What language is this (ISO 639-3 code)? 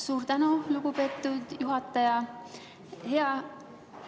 est